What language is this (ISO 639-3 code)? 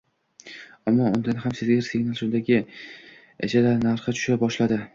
uzb